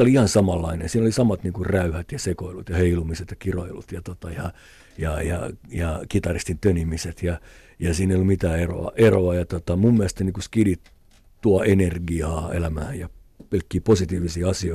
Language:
Finnish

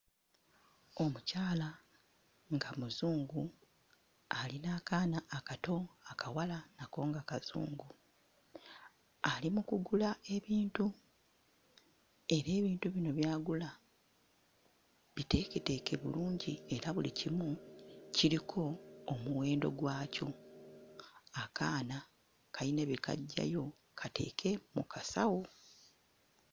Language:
Ganda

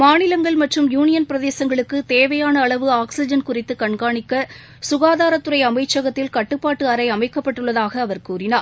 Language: Tamil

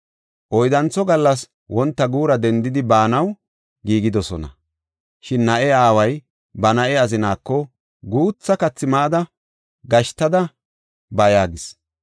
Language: Gofa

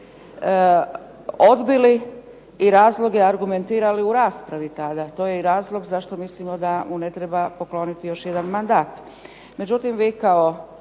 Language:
Croatian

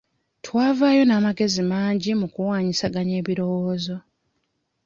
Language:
Ganda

